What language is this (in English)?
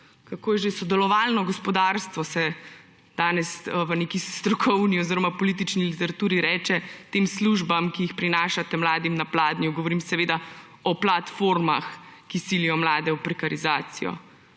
Slovenian